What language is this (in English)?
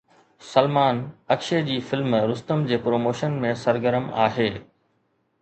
Sindhi